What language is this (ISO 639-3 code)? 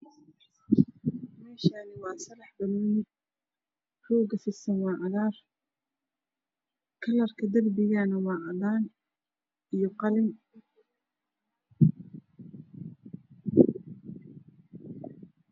som